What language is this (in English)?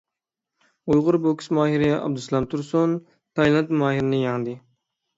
Uyghur